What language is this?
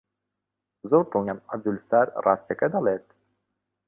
Central Kurdish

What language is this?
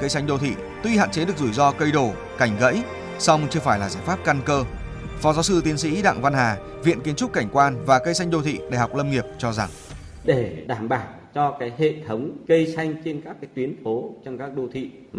Vietnamese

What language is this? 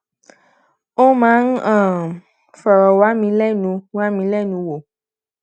Yoruba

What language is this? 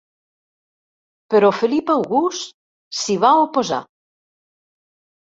Catalan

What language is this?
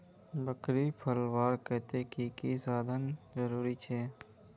Magahi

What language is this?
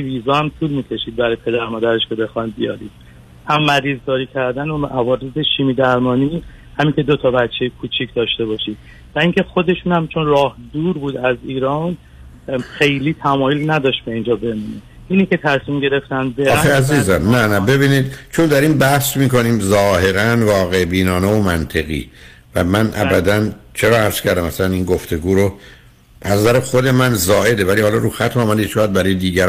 Persian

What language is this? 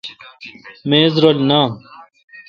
Kalkoti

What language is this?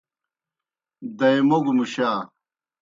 Kohistani Shina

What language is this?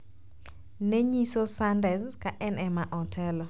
Luo (Kenya and Tanzania)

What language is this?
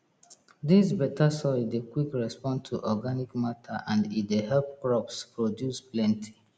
Nigerian Pidgin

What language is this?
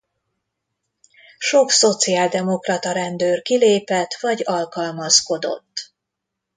Hungarian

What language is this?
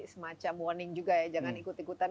Indonesian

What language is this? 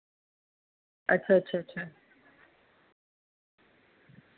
Dogri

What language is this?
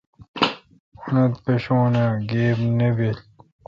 Kalkoti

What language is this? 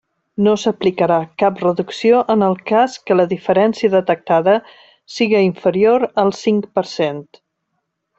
Catalan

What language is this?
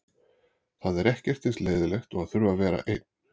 Icelandic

